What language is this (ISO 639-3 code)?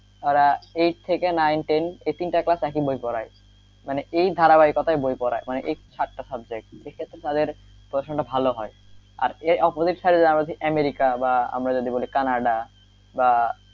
ben